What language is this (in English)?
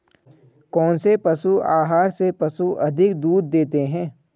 Hindi